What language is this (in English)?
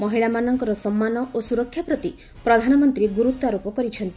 Odia